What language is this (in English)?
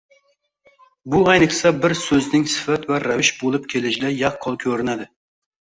Uzbek